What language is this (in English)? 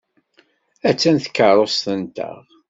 Kabyle